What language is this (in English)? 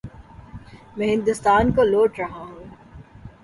Urdu